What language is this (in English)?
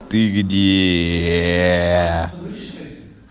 Russian